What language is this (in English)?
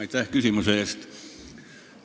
Estonian